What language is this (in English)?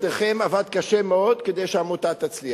Hebrew